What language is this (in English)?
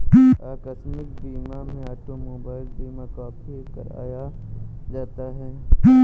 Hindi